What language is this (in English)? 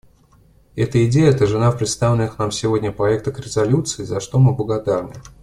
Russian